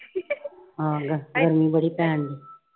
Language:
Punjabi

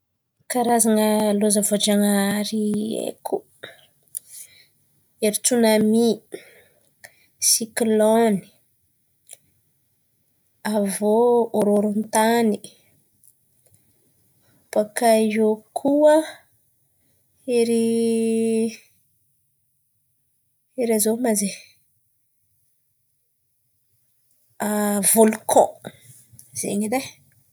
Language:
Antankarana Malagasy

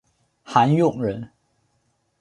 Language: Chinese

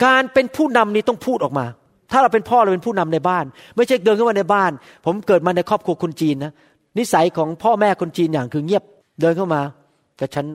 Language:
Thai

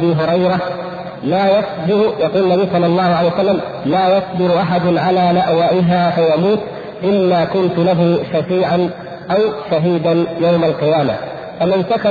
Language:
Arabic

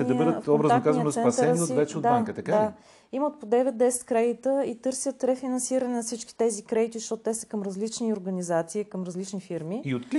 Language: Bulgarian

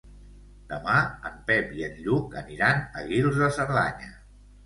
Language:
Catalan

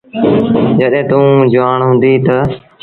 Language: Sindhi Bhil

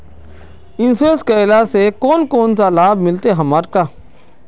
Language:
Magahi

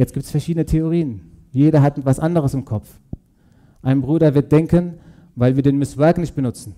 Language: German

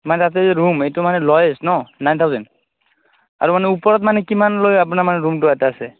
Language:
Assamese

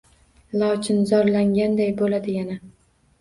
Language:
Uzbek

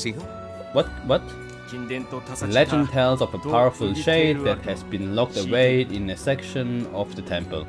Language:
English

